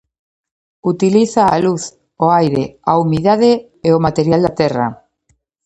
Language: Galician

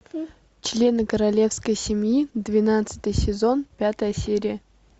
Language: Russian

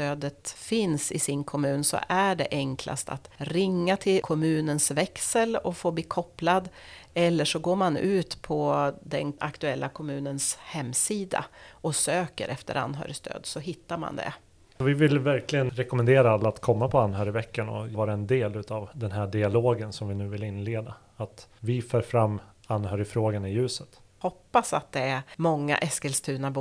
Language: Swedish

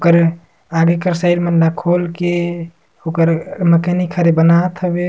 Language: Surgujia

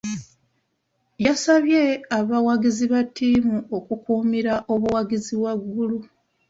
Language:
Ganda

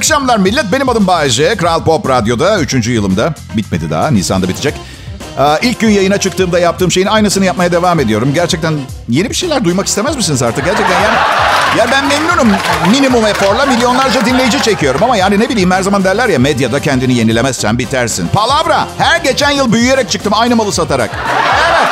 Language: Turkish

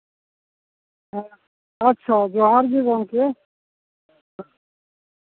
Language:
Santali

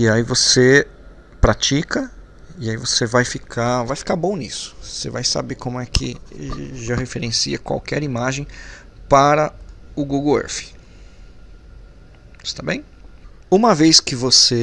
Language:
Portuguese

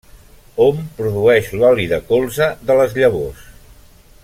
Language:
Catalan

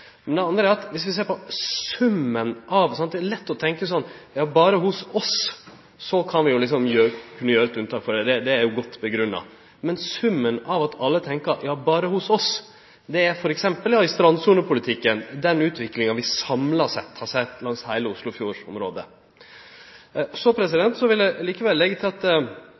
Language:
Norwegian Nynorsk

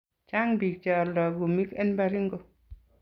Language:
Kalenjin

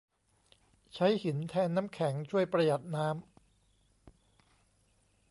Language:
Thai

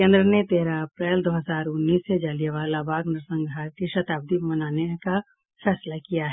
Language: Hindi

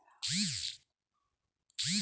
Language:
Marathi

